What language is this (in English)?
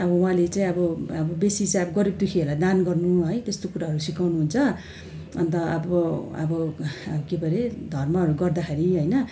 Nepali